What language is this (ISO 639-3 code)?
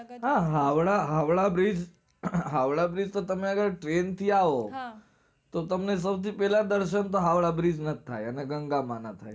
guj